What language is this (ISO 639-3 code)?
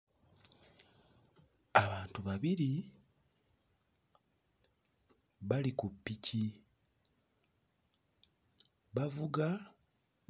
lug